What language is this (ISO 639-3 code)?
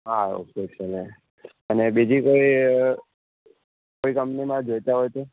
guj